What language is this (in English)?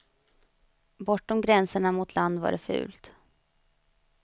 Swedish